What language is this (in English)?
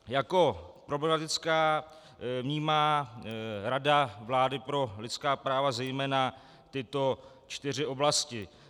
Czech